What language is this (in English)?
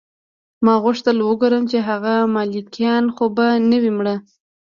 Pashto